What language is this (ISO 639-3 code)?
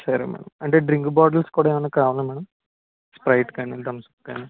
tel